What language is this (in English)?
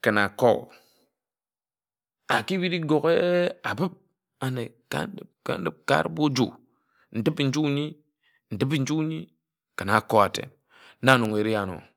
Ejagham